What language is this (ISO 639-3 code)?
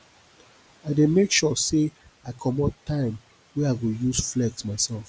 pcm